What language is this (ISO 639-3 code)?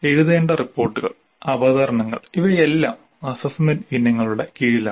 mal